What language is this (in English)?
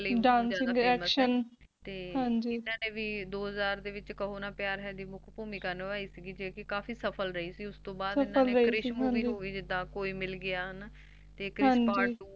Punjabi